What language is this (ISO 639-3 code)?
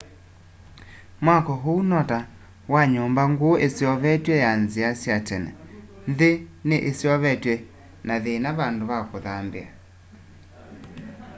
kam